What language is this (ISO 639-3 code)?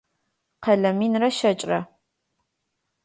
ady